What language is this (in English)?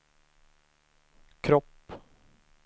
Swedish